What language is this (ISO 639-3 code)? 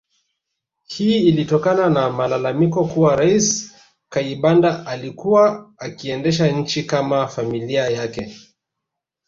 swa